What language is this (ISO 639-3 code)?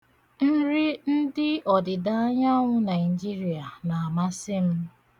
ibo